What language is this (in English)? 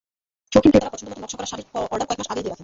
Bangla